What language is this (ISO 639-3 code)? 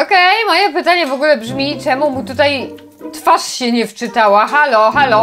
pol